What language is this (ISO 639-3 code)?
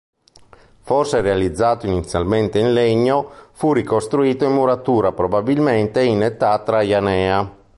ita